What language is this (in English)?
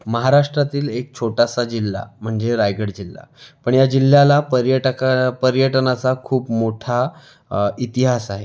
Marathi